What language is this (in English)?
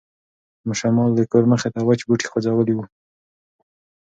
Pashto